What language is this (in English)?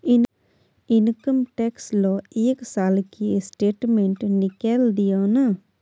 Maithili